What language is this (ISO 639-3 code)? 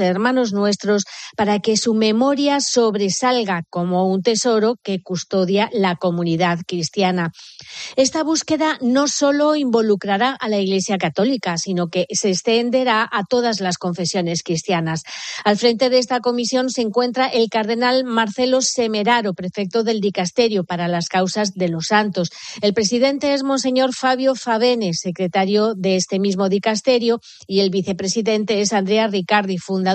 spa